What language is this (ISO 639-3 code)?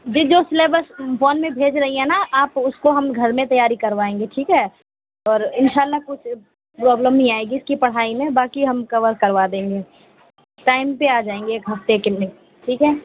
urd